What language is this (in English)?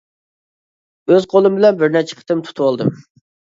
Uyghur